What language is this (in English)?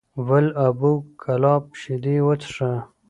Pashto